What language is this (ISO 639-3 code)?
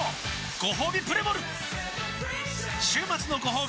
jpn